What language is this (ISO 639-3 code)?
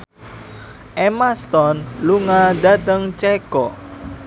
jav